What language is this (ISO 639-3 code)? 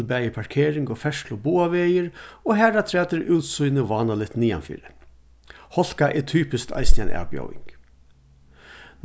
fao